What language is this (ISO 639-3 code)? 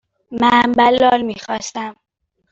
fas